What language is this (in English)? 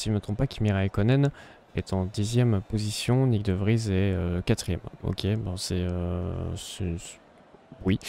French